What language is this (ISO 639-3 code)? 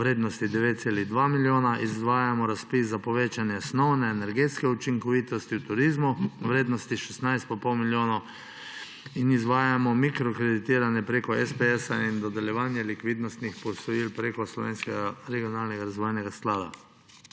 slv